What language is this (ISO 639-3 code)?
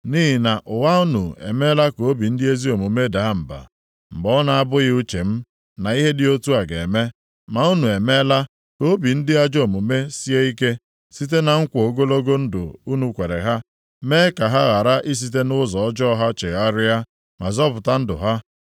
ibo